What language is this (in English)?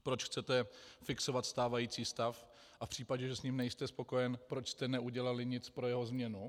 Czech